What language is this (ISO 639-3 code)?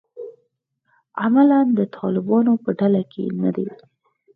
pus